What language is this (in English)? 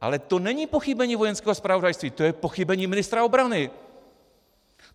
Czech